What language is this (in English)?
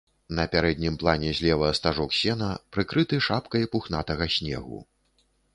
Belarusian